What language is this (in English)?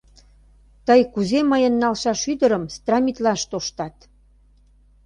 Mari